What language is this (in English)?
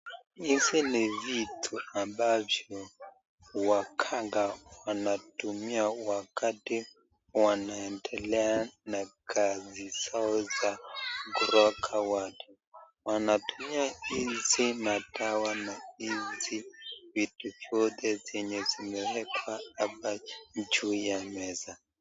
Swahili